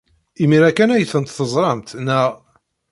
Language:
Kabyle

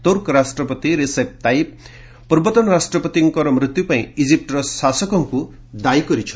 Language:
Odia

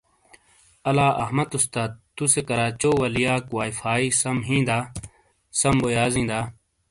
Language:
Shina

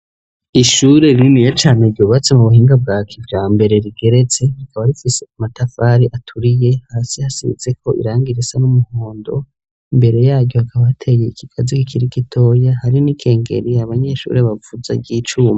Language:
Rundi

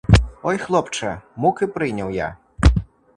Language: Ukrainian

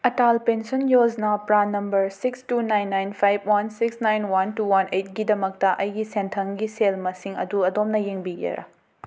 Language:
Manipuri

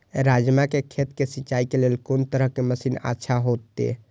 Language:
Maithili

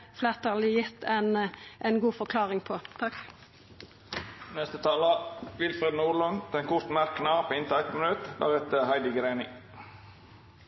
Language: Norwegian Nynorsk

